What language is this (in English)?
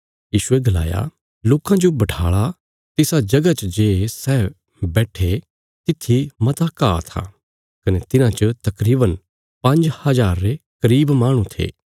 Bilaspuri